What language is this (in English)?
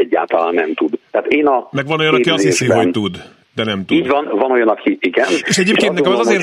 Hungarian